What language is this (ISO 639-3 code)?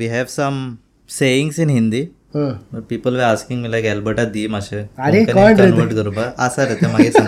hin